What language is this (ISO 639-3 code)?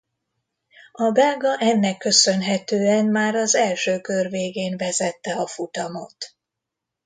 hun